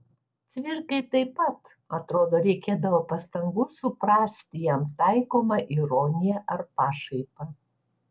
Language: Lithuanian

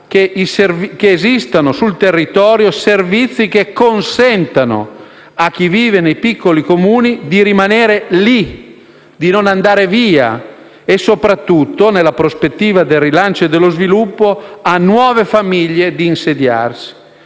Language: Italian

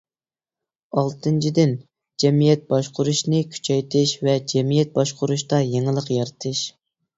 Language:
Uyghur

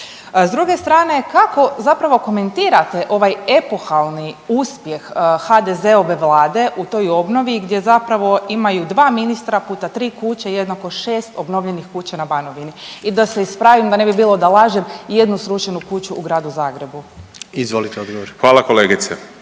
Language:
Croatian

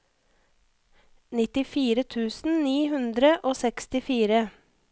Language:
Norwegian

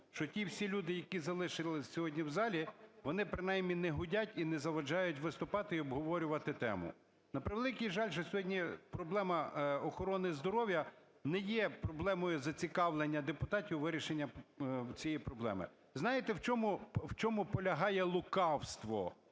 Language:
Ukrainian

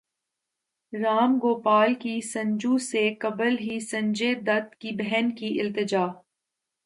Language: Urdu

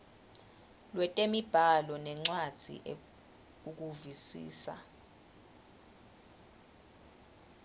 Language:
Swati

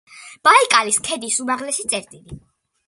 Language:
Georgian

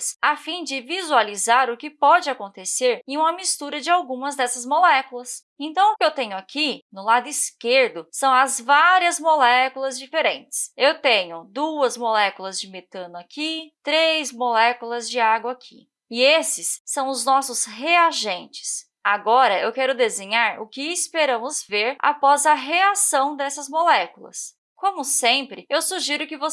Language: Portuguese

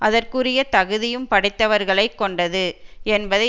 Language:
Tamil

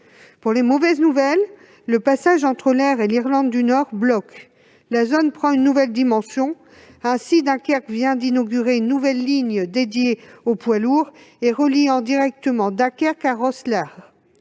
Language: French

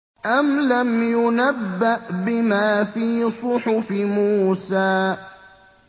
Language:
Arabic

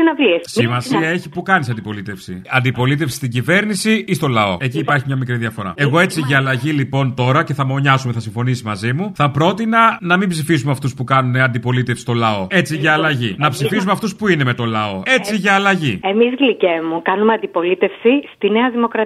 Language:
Greek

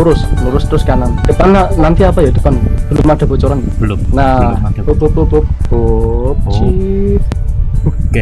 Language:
Indonesian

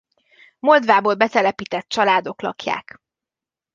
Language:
Hungarian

